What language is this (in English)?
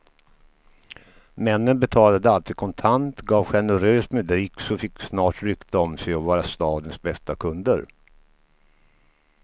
Swedish